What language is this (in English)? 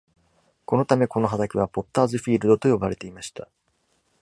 Japanese